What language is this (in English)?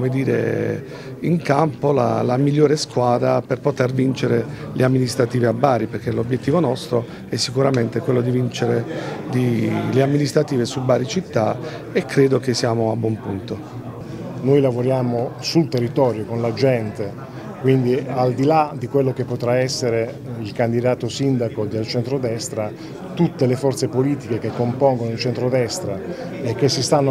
Italian